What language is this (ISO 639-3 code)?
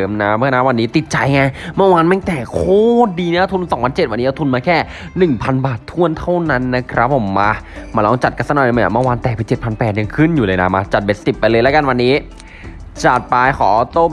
tha